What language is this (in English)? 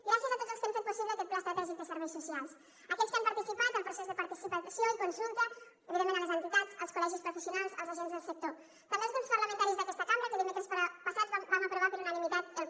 Catalan